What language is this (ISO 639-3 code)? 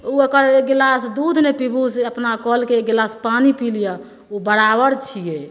mai